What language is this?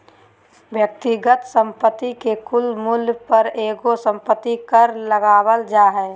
Magahi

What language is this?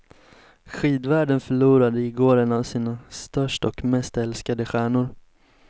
Swedish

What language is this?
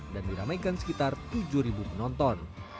Indonesian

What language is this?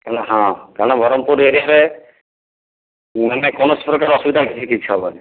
Odia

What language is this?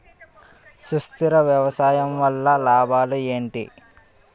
Telugu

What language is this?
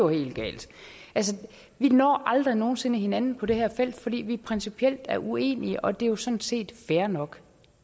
Danish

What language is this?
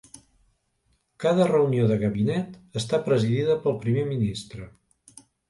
Catalan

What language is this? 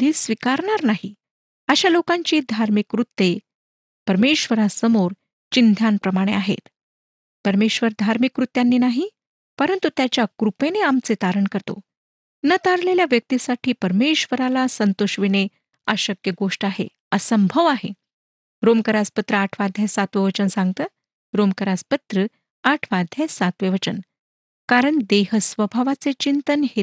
Marathi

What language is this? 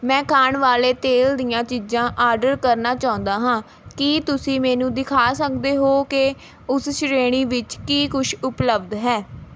Punjabi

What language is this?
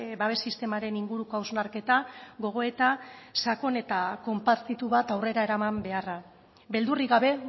Basque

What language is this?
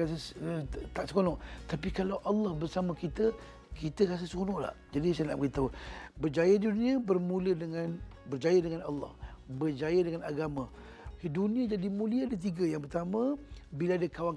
Malay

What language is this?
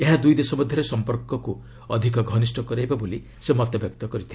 Odia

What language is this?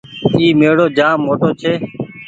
Goaria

